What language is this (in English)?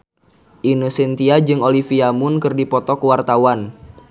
Sundanese